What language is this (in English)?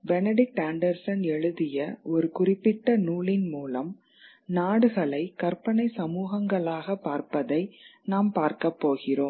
Tamil